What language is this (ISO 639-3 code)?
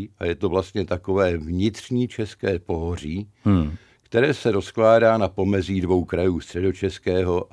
ces